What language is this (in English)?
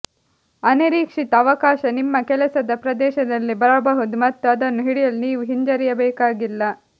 Kannada